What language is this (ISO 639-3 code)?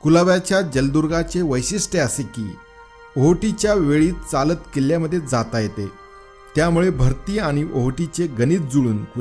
mar